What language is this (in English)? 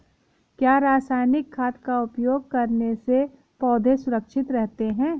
Hindi